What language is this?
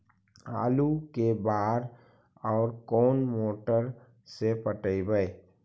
Magahi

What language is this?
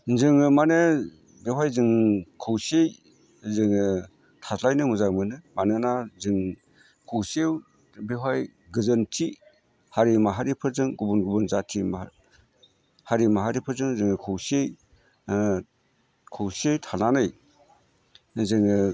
Bodo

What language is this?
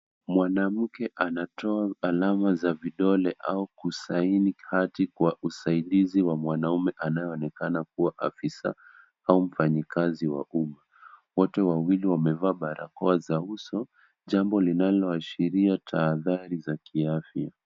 Swahili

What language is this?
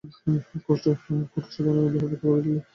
Bangla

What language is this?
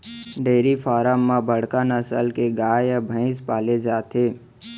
Chhattisgarhi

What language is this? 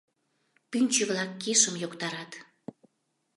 Mari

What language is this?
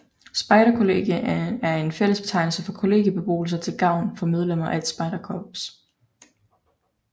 Danish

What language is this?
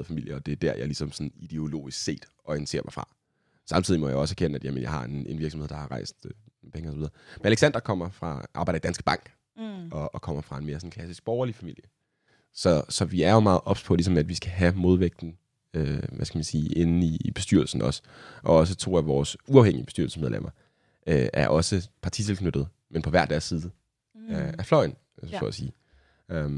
Danish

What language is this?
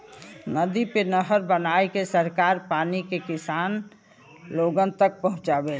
Bhojpuri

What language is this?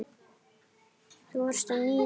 Icelandic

